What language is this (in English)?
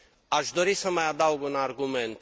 Romanian